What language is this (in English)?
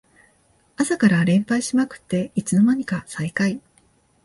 Japanese